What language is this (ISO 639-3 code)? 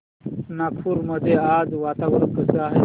mar